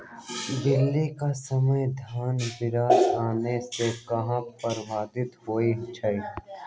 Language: Magahi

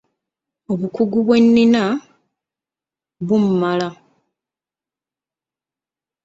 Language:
Ganda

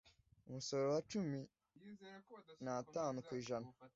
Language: Kinyarwanda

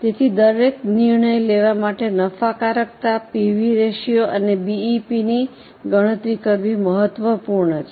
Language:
Gujarati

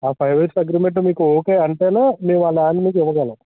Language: Telugu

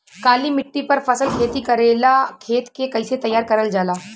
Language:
Bhojpuri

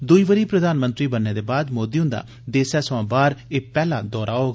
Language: Dogri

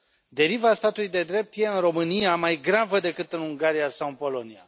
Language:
Romanian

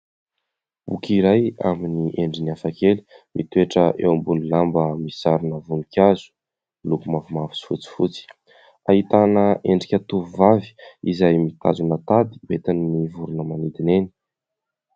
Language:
Malagasy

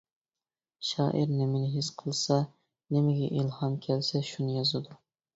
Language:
Uyghur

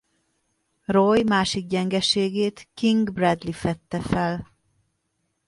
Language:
Hungarian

